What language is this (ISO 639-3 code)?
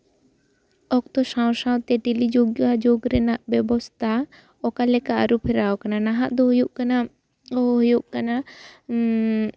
sat